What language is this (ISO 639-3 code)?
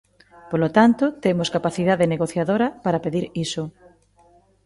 glg